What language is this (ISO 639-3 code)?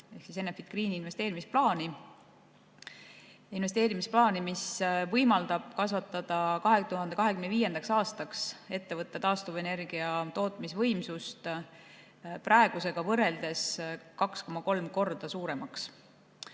est